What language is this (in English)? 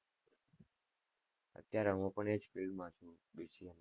Gujarati